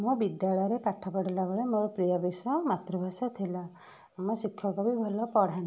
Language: Odia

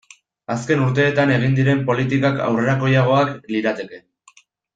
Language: Basque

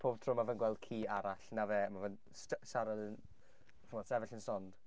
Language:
Welsh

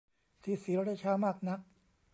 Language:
Thai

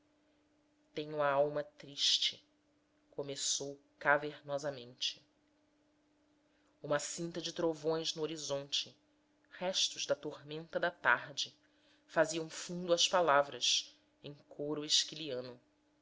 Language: Portuguese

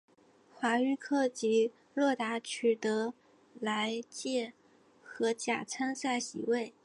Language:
Chinese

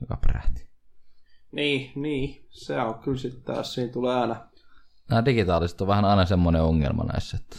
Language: Finnish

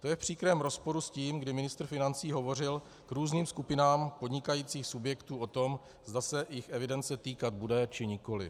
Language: Czech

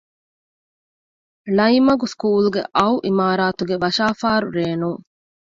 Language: Divehi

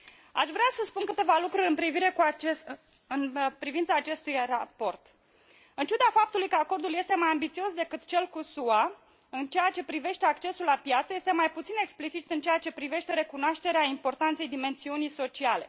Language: Romanian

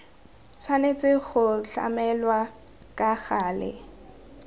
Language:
Tswana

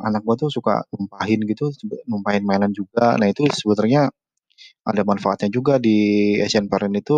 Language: Indonesian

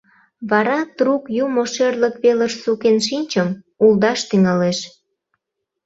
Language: Mari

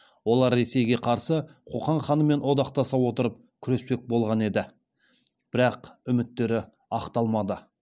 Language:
Kazakh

